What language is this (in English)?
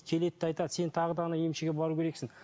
Kazakh